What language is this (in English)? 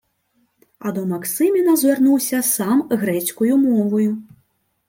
Ukrainian